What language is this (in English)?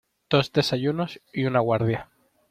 Spanish